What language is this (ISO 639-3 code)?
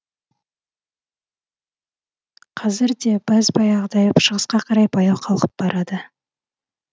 kaz